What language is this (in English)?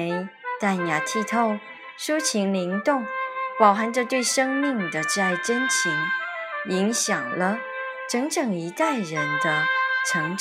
Chinese